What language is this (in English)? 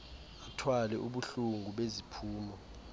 Xhosa